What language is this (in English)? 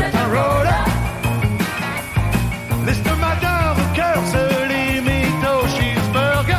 French